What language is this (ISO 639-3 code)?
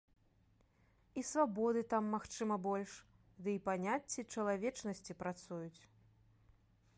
bel